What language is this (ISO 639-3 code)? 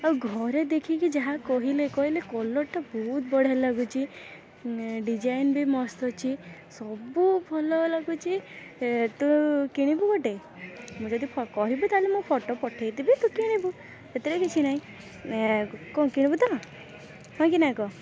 ori